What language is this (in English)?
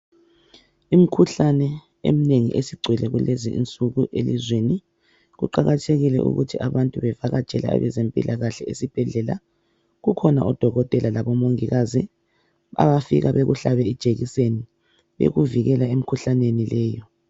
North Ndebele